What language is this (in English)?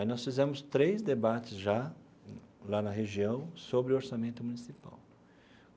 Portuguese